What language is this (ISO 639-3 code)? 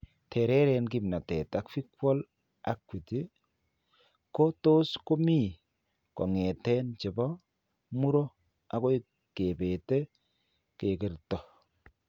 kln